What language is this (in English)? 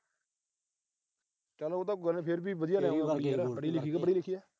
Punjabi